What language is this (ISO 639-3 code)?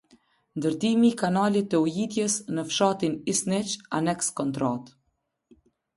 sqi